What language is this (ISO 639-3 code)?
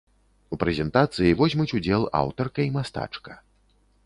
bel